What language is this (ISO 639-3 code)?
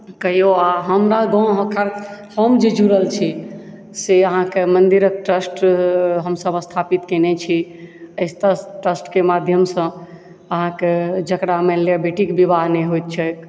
mai